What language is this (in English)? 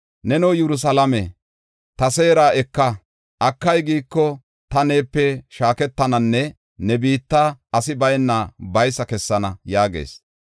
Gofa